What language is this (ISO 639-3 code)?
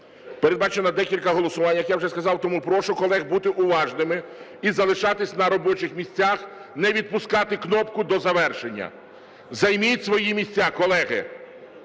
ukr